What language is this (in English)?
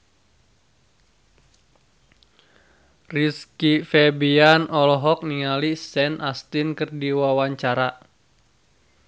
Sundanese